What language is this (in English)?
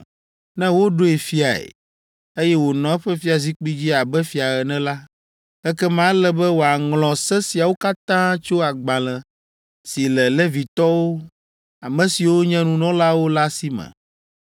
Ewe